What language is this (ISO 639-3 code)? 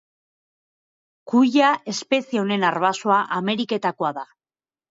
eus